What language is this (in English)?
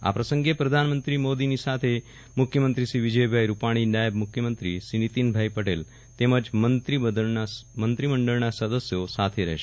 Gujarati